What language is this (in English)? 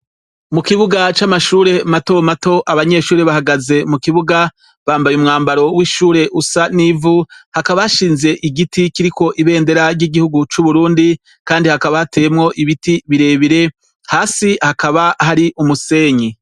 Rundi